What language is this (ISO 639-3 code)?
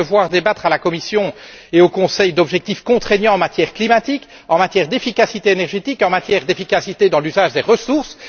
fra